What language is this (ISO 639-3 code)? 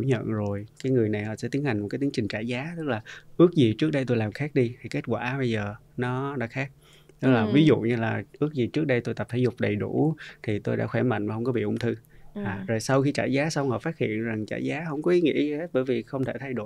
vie